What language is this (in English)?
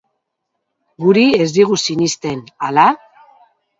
Basque